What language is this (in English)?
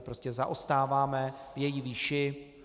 Czech